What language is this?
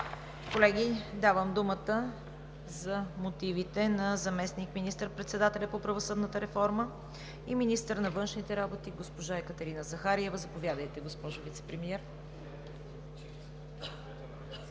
Bulgarian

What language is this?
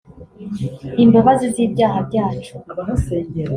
Kinyarwanda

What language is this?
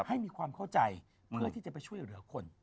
Thai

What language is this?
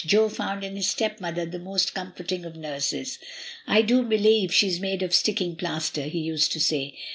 English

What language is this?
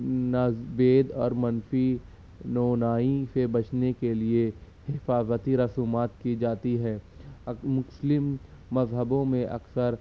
Urdu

